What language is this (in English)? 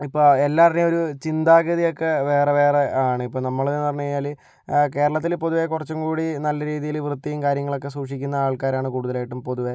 Malayalam